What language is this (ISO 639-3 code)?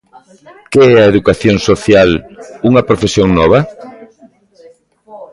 glg